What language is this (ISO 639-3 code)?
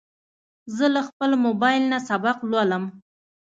pus